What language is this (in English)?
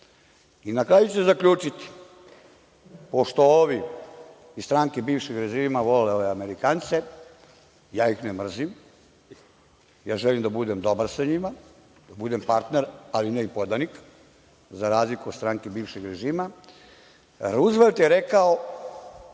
Serbian